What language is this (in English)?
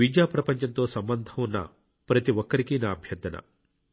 Telugu